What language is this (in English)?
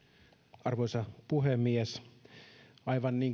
Finnish